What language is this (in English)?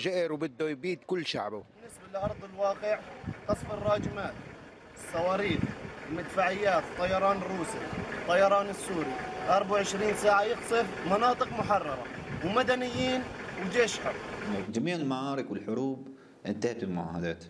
Arabic